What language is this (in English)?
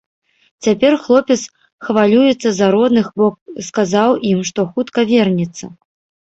Belarusian